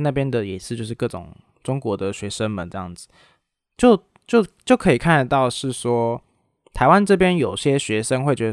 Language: Chinese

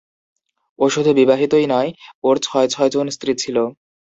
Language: Bangla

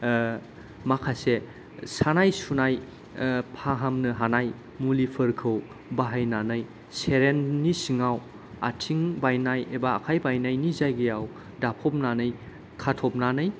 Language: Bodo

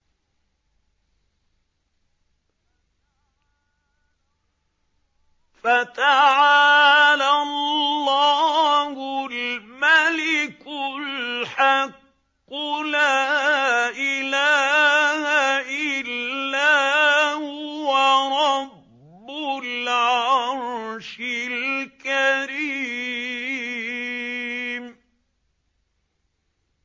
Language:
Arabic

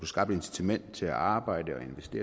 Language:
Danish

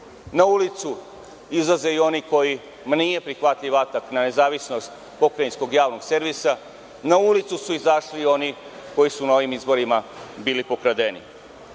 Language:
Serbian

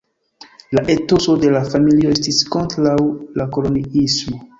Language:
Esperanto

